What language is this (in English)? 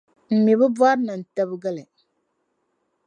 Dagbani